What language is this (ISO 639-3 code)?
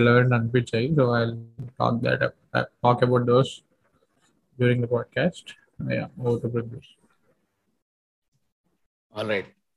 tel